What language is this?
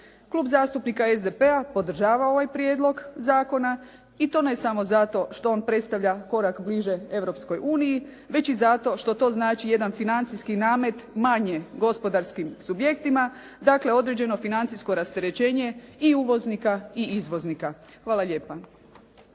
Croatian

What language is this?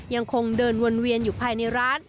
Thai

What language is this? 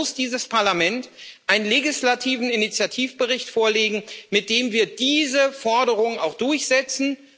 German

